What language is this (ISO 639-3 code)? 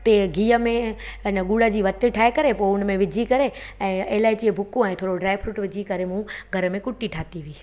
snd